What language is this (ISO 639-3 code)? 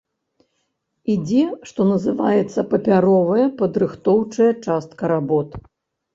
bel